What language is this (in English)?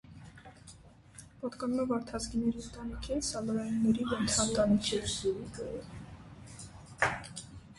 Armenian